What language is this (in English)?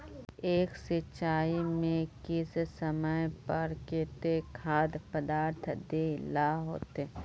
Magahi